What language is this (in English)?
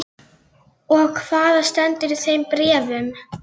Icelandic